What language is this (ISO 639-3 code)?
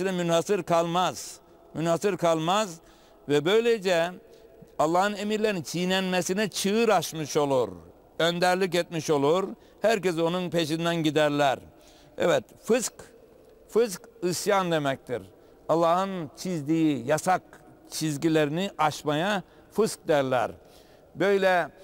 tur